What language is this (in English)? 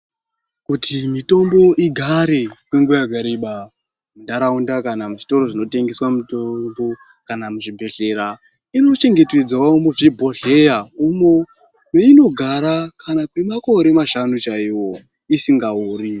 Ndau